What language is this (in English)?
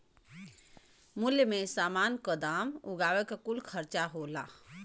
Bhojpuri